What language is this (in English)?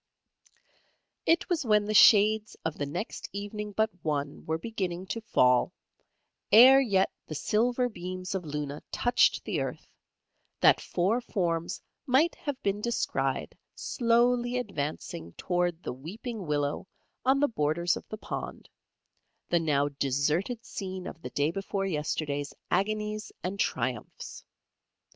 English